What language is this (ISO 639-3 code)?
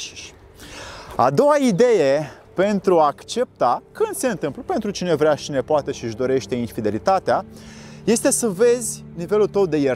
ron